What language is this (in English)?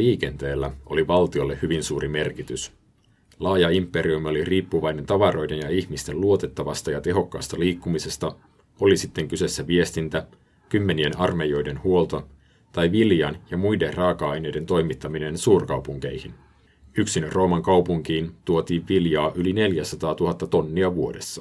Finnish